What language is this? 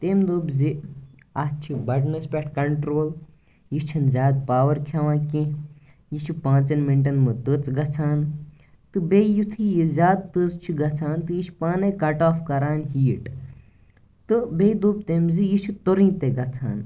Kashmiri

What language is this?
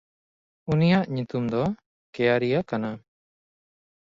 Santali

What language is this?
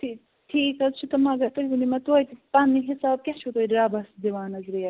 Kashmiri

